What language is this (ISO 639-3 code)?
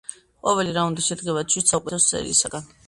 kat